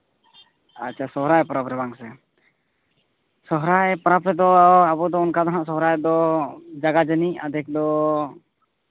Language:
Santali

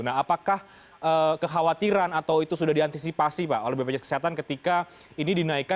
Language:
Indonesian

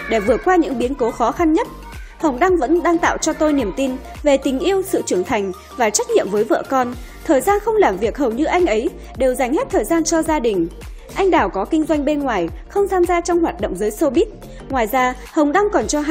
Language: Vietnamese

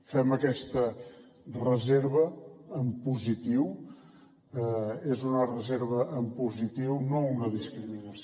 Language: Catalan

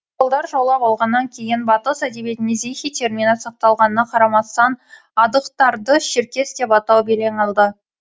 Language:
Kazakh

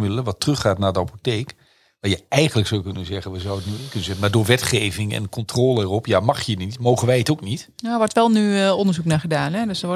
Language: Dutch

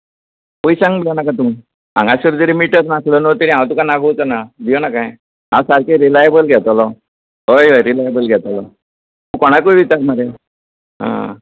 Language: Konkani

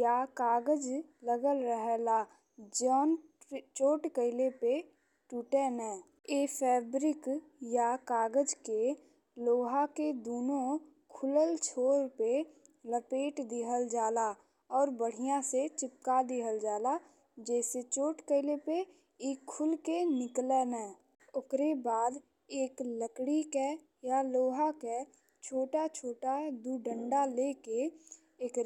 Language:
Bhojpuri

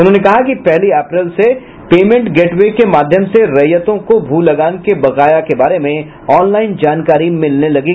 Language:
Hindi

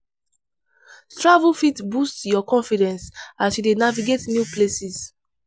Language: Nigerian Pidgin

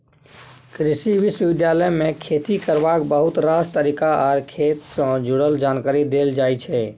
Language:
Maithili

